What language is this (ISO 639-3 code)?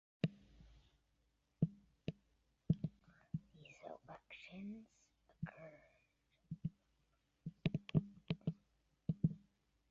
eng